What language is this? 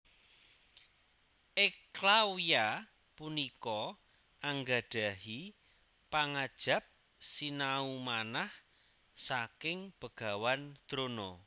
Javanese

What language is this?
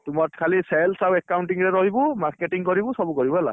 Odia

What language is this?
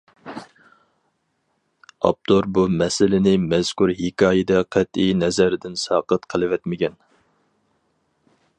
Uyghur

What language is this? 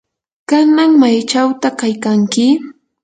Yanahuanca Pasco Quechua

